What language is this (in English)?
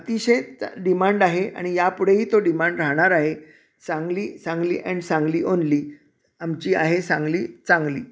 Marathi